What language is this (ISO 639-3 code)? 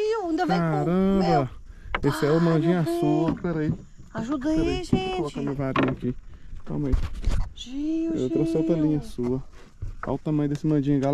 por